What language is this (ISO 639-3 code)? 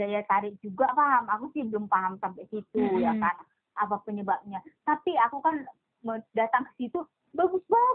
ind